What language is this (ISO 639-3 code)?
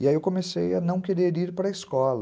por